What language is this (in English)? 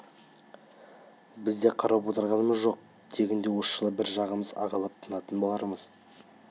Kazakh